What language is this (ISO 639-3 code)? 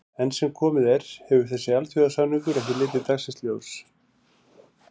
isl